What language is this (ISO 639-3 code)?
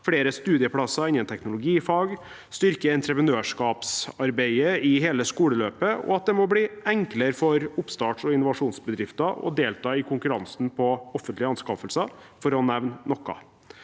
nor